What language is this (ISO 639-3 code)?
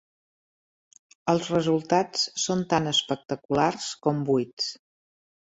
cat